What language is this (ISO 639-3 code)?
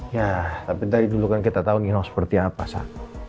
ind